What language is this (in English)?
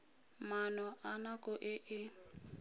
Tswana